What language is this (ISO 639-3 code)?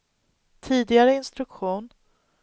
swe